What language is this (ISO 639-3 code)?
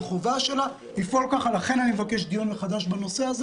heb